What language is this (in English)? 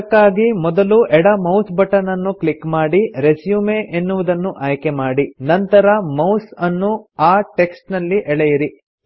Kannada